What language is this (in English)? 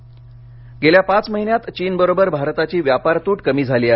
Marathi